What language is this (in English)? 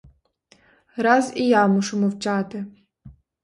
Ukrainian